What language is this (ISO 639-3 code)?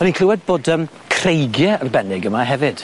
cym